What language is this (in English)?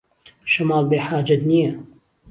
Central Kurdish